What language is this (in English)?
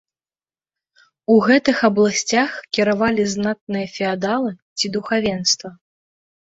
Belarusian